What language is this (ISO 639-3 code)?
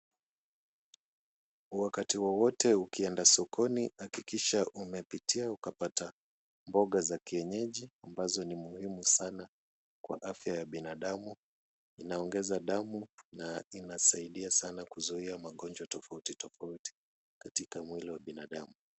swa